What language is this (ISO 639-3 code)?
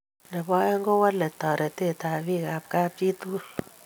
kln